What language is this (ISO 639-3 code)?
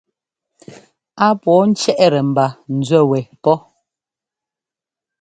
jgo